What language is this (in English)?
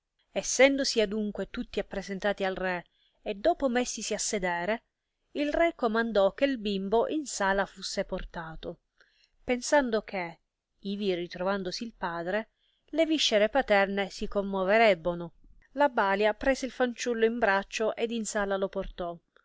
Italian